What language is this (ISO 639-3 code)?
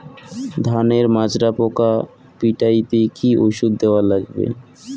ben